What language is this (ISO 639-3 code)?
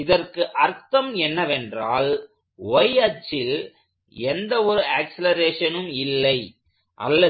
tam